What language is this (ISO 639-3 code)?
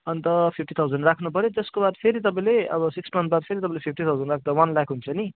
nep